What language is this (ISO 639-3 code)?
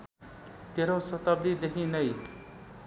nep